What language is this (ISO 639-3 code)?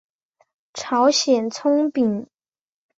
zho